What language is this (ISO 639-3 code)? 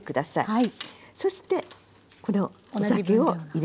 jpn